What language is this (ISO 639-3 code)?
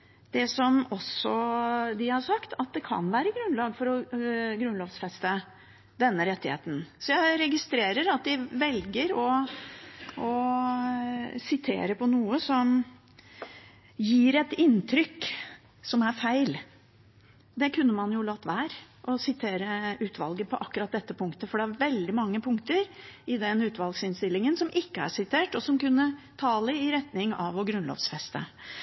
nob